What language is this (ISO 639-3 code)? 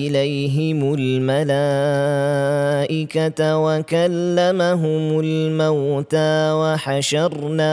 msa